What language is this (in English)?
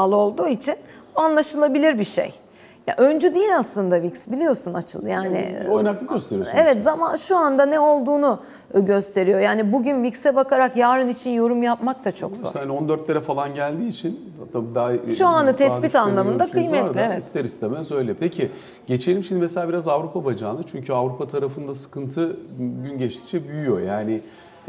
Turkish